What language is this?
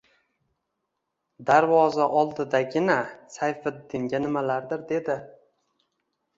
Uzbek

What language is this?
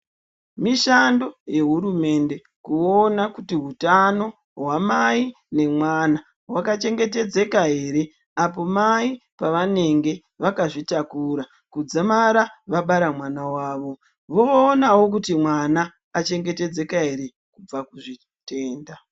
Ndau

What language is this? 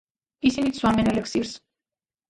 Georgian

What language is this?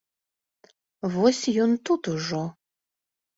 Belarusian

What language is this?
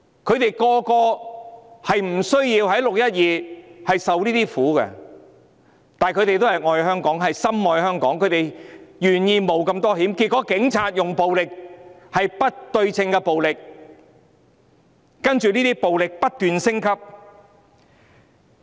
Cantonese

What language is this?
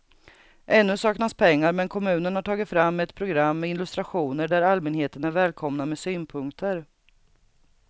Swedish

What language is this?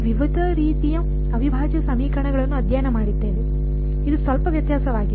Kannada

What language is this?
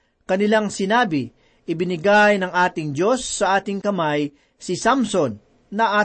Filipino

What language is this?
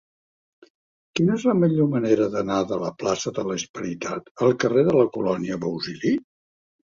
Catalan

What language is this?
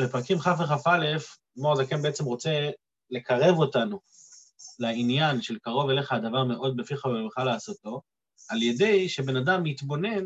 Hebrew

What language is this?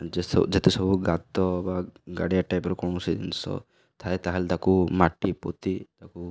Odia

